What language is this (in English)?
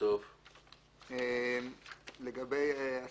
Hebrew